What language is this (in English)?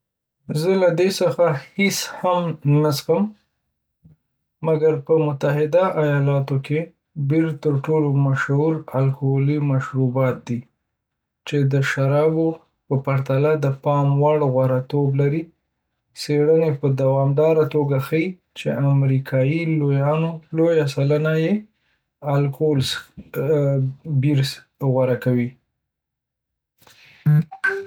Pashto